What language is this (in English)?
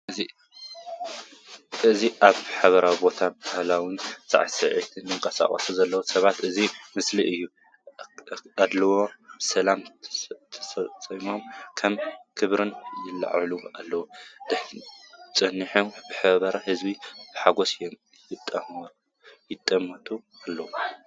Tigrinya